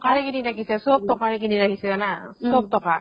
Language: Assamese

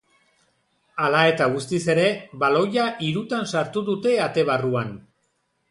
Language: Basque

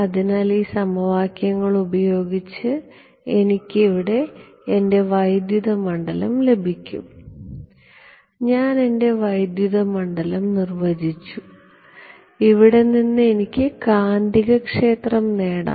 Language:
Malayalam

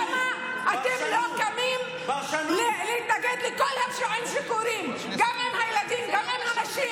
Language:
Hebrew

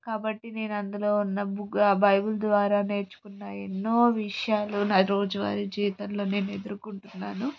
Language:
Telugu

